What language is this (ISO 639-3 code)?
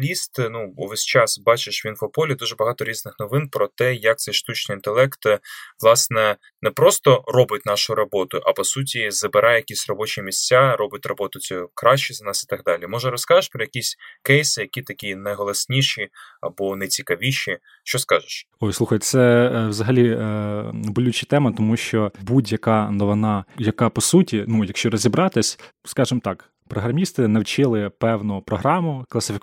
ukr